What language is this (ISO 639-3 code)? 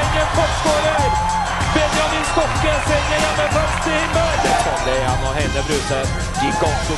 nor